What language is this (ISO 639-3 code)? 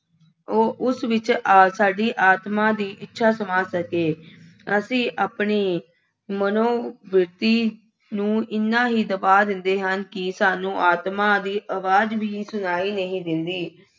pan